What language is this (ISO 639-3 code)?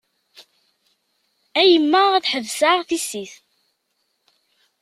kab